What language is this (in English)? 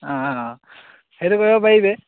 Assamese